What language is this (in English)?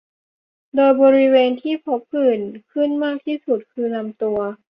Thai